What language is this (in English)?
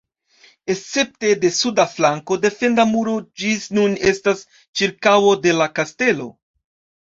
Esperanto